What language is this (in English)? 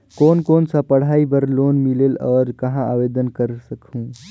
Chhattisgarhi